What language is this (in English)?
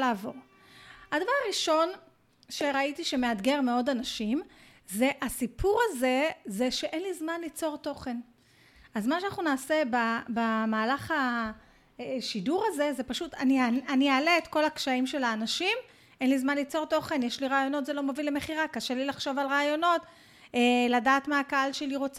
Hebrew